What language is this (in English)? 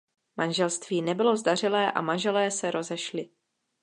Czech